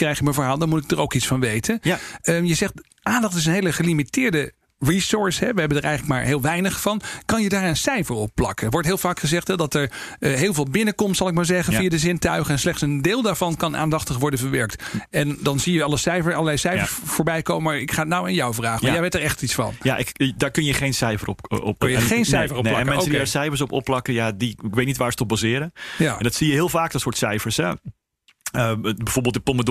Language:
Dutch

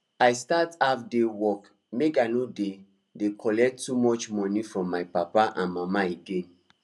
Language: Nigerian Pidgin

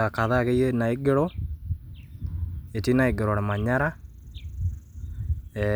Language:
Masai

